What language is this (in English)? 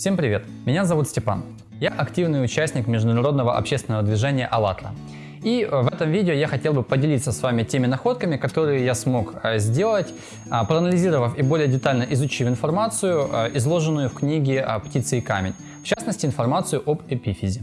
Russian